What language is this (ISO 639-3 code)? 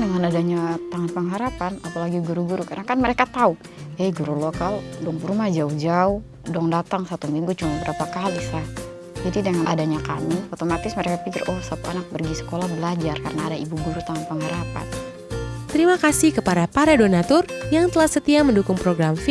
ind